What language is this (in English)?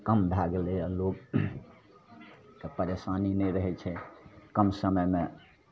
Maithili